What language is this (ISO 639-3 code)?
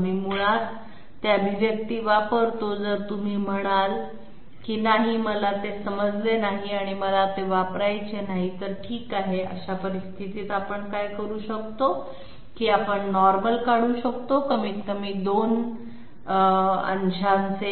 mar